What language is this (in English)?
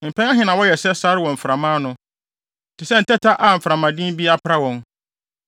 Akan